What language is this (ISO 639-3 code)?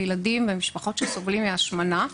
heb